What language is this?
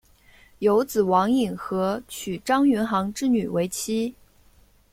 Chinese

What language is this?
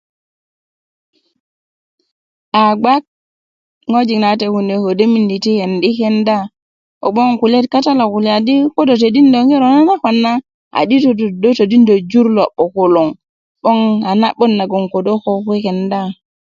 Kuku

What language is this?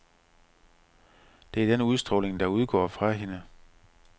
Danish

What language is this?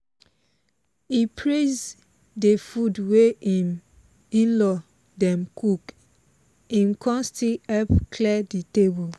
Nigerian Pidgin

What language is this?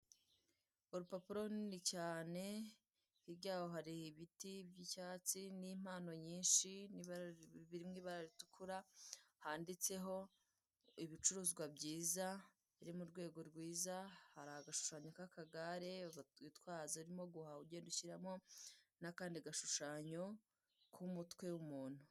Kinyarwanda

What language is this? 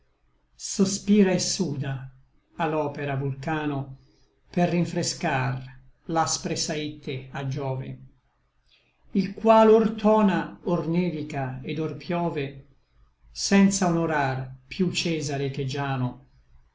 Italian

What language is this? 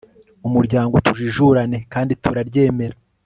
Kinyarwanda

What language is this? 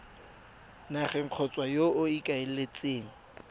Tswana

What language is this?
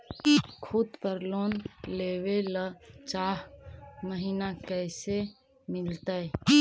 Magahi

